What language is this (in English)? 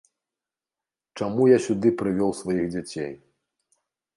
Belarusian